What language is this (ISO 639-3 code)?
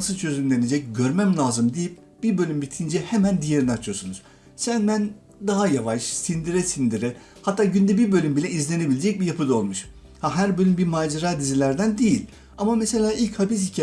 tur